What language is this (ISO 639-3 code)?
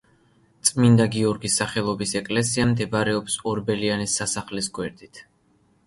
kat